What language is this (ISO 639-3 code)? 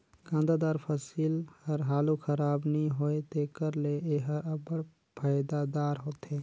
hne